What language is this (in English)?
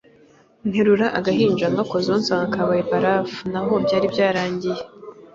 Kinyarwanda